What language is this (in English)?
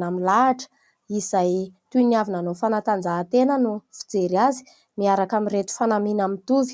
Malagasy